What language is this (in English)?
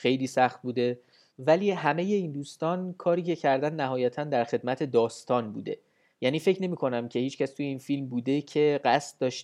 Persian